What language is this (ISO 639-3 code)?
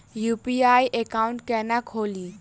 mai